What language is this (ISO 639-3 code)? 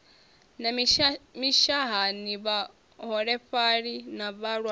ven